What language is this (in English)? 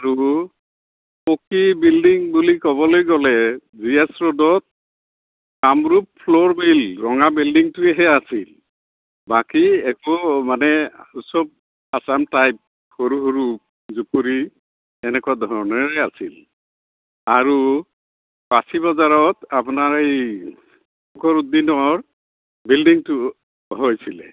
Assamese